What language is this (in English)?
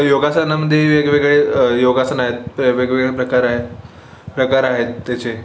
Marathi